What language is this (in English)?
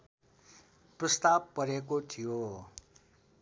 Nepali